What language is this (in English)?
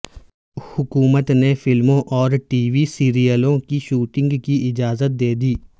Urdu